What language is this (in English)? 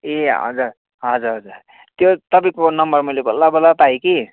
Nepali